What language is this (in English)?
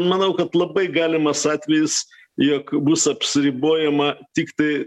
Lithuanian